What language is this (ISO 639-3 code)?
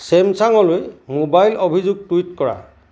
asm